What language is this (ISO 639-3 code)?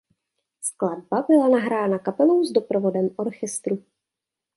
ces